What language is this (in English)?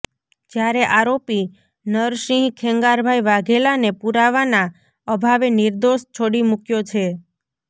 Gujarati